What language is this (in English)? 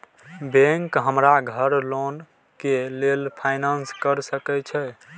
Maithili